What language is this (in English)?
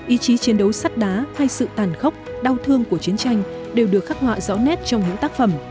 Vietnamese